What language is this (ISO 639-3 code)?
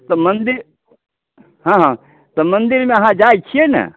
mai